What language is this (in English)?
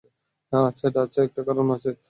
Bangla